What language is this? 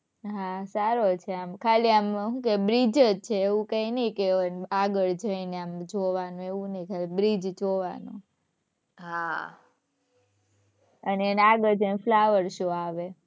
Gujarati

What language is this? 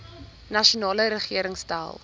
Afrikaans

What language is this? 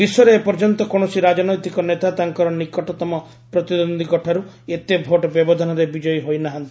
Odia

